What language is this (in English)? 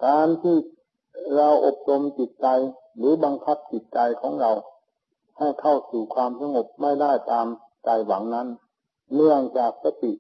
Thai